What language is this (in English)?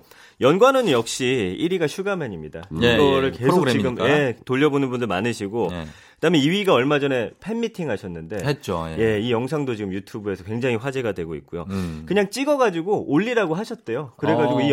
Korean